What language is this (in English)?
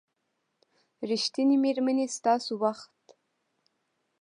Pashto